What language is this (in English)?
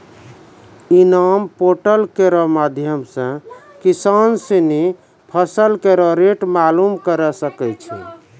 Maithili